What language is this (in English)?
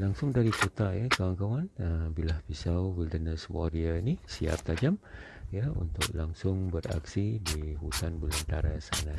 Malay